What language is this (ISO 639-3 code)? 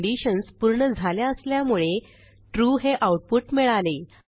mar